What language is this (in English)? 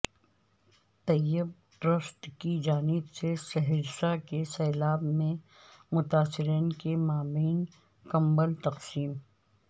Urdu